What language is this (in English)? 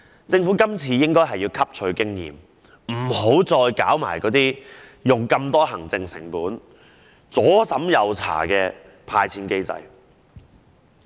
Cantonese